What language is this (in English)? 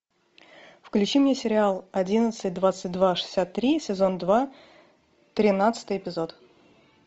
Russian